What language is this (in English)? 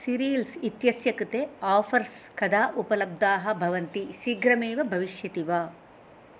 Sanskrit